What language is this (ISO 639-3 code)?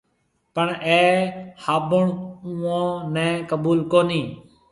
mve